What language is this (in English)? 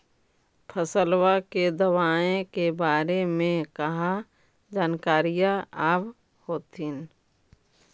Magahi